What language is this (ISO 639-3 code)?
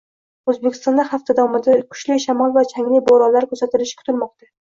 uzb